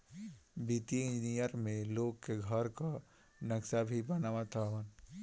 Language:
Bhojpuri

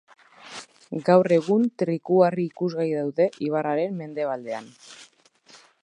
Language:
Basque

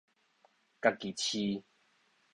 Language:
Min Nan Chinese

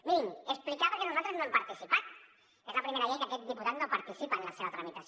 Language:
Catalan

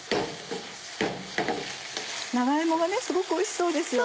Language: Japanese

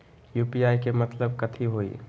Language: Magahi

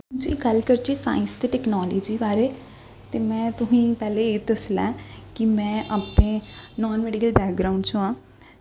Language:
Dogri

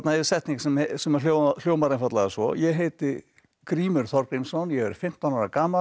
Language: Icelandic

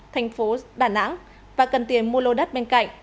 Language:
Vietnamese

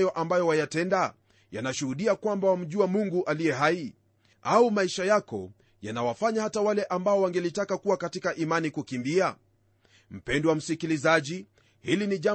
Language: Swahili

